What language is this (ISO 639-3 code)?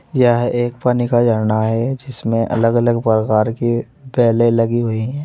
hin